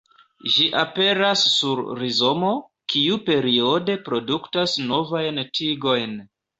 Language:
Esperanto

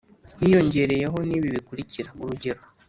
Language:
Kinyarwanda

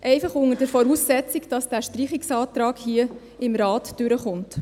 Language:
Swiss German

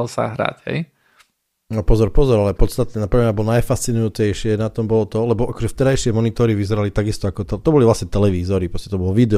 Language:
Slovak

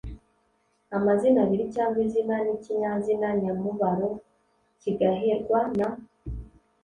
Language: Kinyarwanda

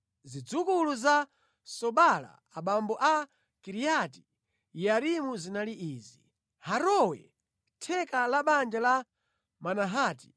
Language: Nyanja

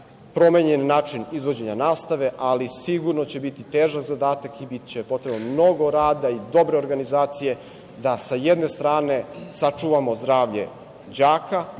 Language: Serbian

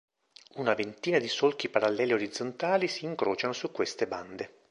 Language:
Italian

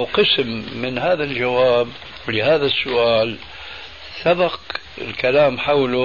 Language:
Arabic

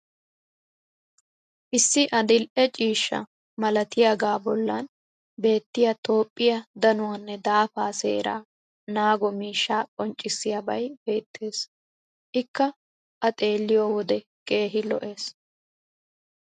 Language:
Wolaytta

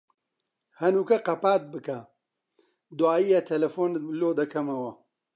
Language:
Central Kurdish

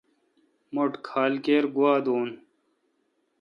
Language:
Kalkoti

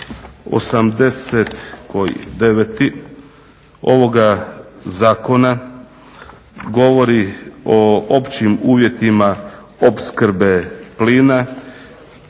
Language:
Croatian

